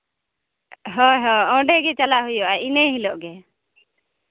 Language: Santali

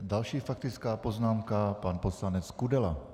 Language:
Czech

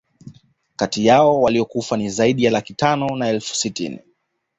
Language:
Swahili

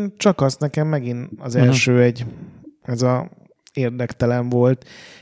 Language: Hungarian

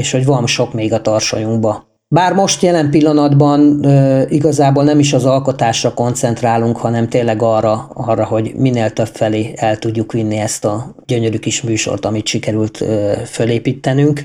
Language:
Hungarian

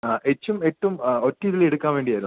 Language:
Malayalam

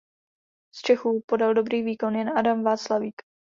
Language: Czech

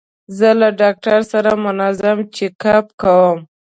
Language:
Pashto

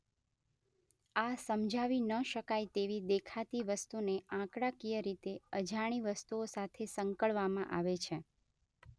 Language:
Gujarati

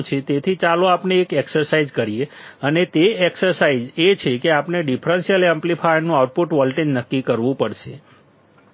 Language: Gujarati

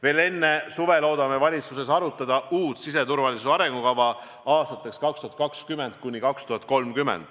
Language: Estonian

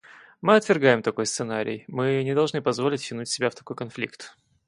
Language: Russian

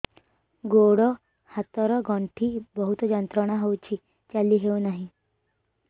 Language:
Odia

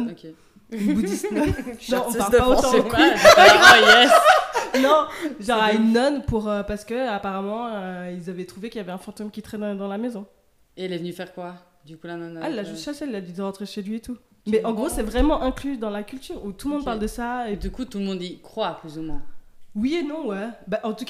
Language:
French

